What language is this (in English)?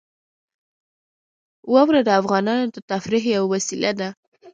Pashto